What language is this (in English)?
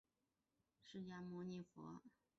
Chinese